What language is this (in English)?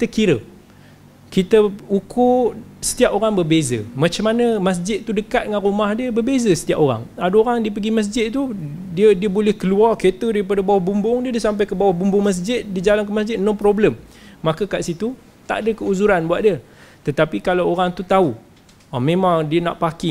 Malay